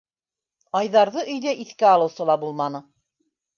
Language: Bashkir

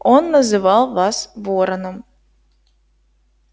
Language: Russian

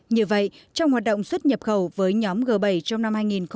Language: Vietnamese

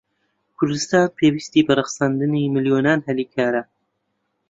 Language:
Central Kurdish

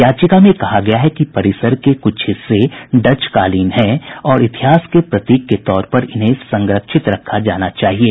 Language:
Hindi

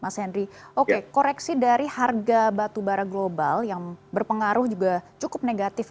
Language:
Indonesian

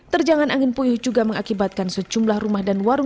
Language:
Indonesian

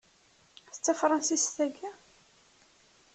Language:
Kabyle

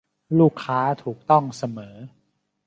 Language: Thai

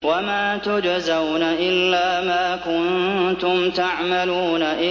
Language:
Arabic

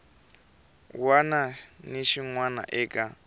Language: Tsonga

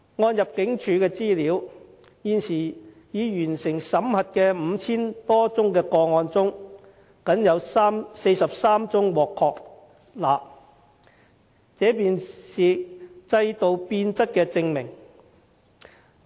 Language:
Cantonese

